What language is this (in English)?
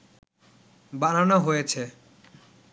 Bangla